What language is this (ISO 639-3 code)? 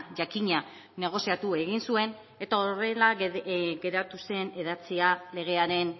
eus